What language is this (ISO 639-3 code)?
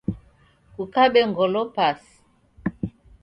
dav